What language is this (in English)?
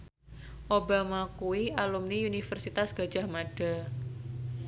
Javanese